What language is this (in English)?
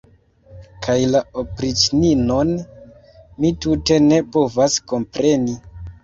Esperanto